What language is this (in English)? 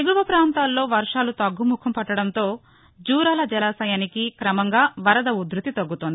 Telugu